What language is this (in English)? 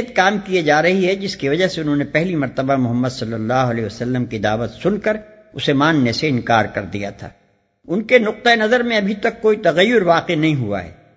Urdu